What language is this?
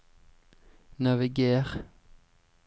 Norwegian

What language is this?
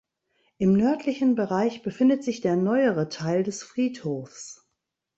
German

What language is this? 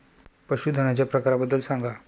Marathi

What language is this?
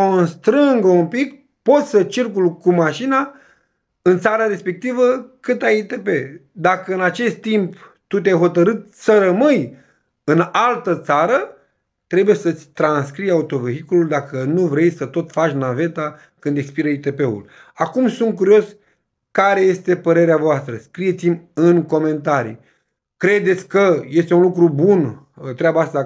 Romanian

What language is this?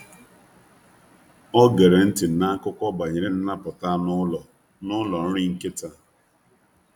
Igbo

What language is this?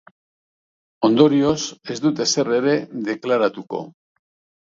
Basque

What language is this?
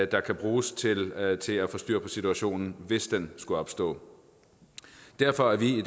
Danish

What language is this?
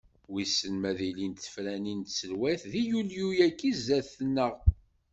Kabyle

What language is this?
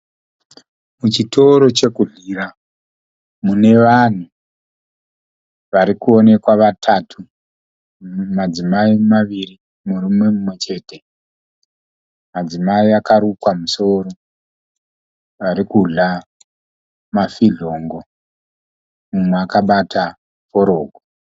Shona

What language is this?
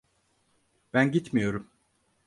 Turkish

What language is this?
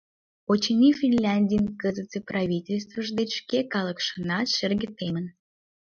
Mari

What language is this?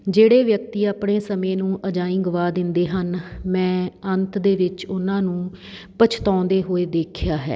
Punjabi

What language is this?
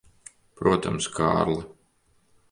Latvian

